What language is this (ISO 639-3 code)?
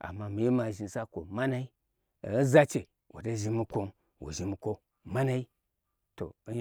gbr